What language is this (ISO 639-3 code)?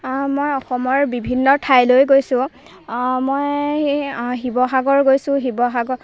asm